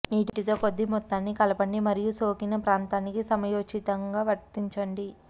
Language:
Telugu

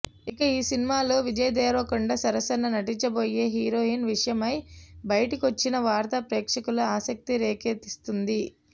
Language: Telugu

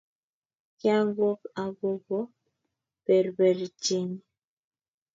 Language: Kalenjin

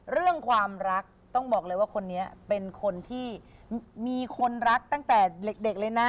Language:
Thai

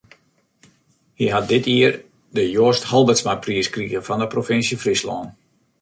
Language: Western Frisian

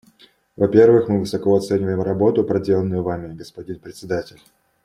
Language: Russian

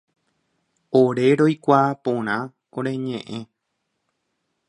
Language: Guarani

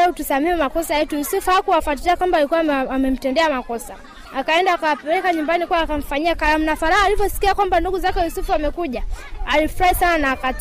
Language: Swahili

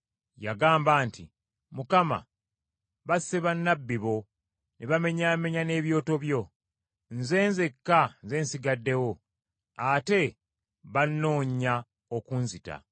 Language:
Ganda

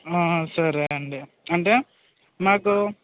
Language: Telugu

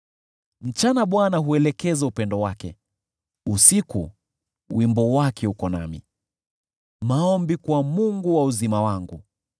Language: Swahili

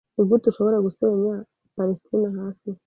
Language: Kinyarwanda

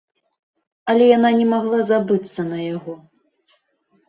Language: Belarusian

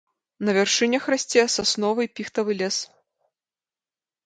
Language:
Belarusian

